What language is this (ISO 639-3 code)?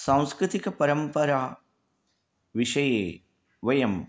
san